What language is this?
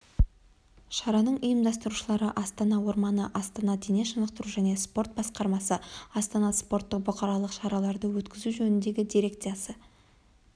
Kazakh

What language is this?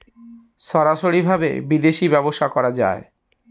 Bangla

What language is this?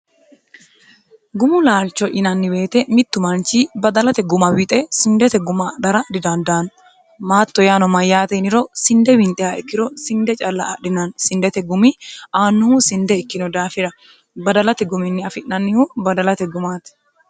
Sidamo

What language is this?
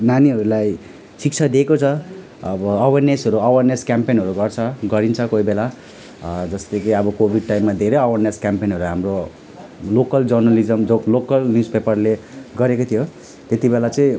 Nepali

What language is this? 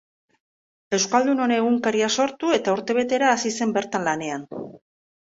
Basque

